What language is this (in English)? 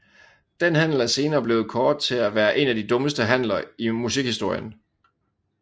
Danish